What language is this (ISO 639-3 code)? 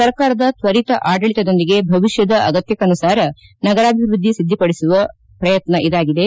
kan